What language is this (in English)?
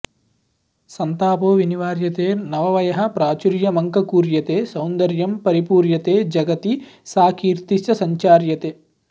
Sanskrit